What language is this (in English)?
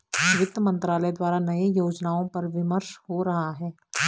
Hindi